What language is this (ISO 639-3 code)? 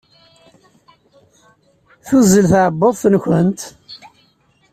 kab